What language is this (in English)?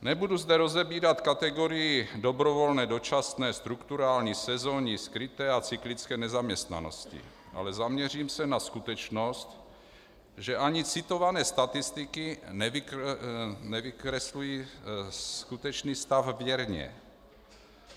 Czech